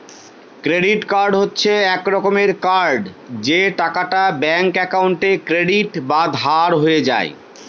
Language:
Bangla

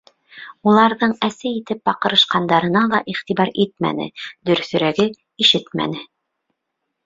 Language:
Bashkir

